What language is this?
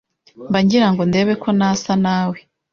Kinyarwanda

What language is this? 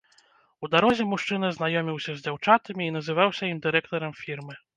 Belarusian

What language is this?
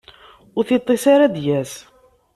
Kabyle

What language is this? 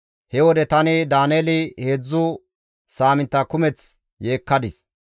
Gamo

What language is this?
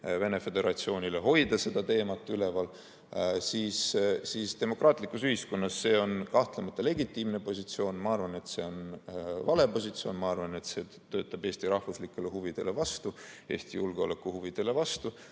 Estonian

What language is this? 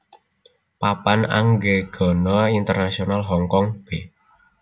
Javanese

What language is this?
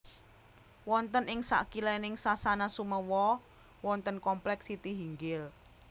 Javanese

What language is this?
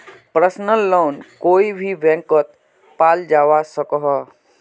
Magahi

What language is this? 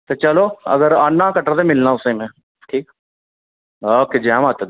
Dogri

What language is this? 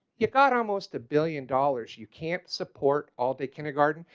English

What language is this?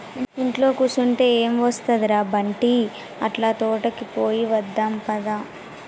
Telugu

